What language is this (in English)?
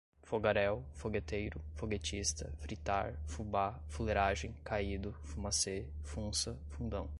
Portuguese